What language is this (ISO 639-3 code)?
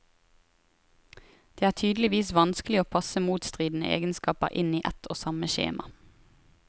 nor